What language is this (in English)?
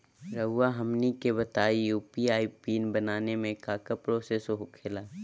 Magahi